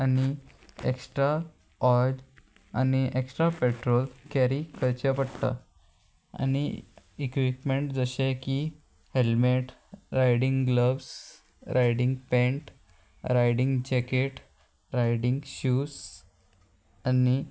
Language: Konkani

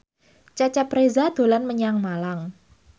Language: Javanese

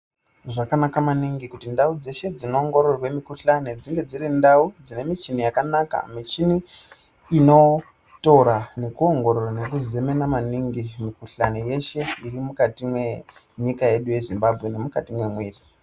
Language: Ndau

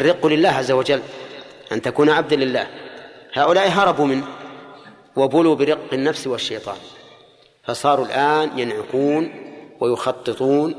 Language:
Arabic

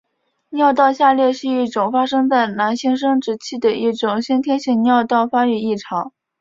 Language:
Chinese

